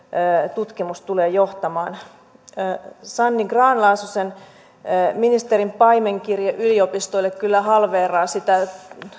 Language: Finnish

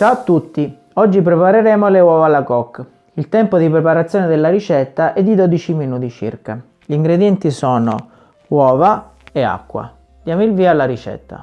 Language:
Italian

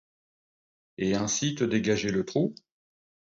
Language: French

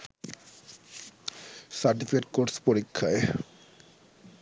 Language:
Bangla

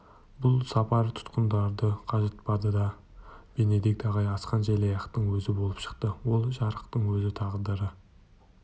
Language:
Kazakh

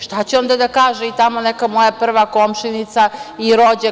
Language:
Serbian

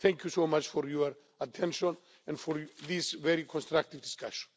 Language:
English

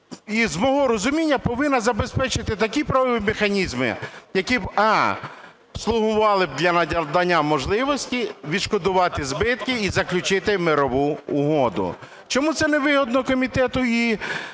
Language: Ukrainian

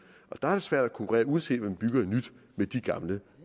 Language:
Danish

